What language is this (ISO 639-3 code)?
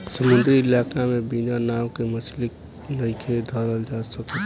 bho